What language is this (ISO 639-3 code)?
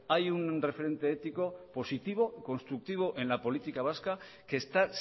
spa